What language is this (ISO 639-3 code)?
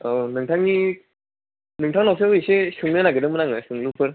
brx